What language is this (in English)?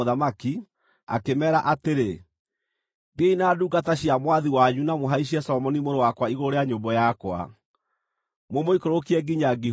Kikuyu